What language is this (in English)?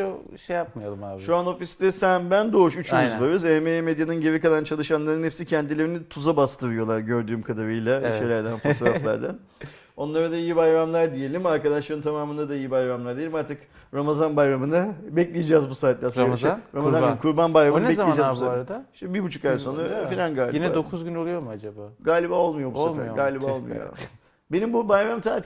Turkish